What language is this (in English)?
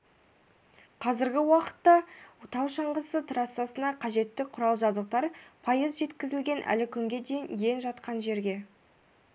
Kazakh